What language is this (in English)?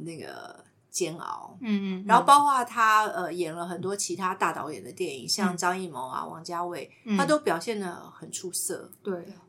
Chinese